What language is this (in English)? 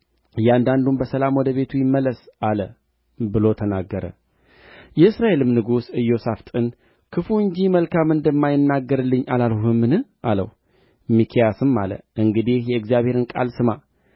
Amharic